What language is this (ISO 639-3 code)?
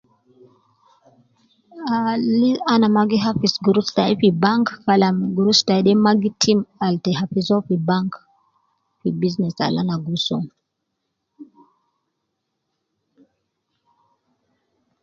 kcn